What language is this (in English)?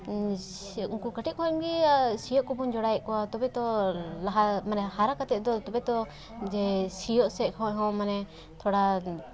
Santali